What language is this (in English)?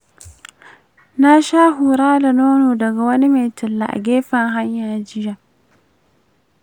Hausa